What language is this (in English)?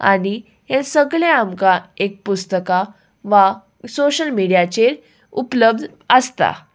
Konkani